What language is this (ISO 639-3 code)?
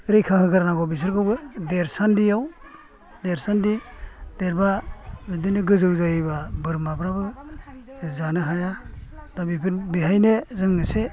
brx